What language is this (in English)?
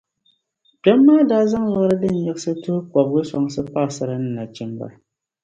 Dagbani